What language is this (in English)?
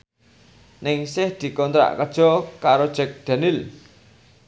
Javanese